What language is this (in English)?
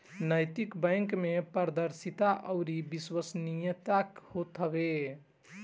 Bhojpuri